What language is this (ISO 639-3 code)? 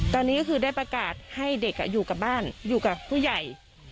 tha